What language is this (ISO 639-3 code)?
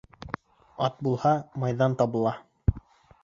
bak